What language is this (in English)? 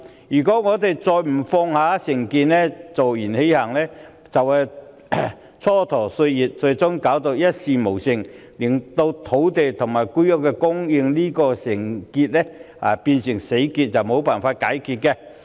Cantonese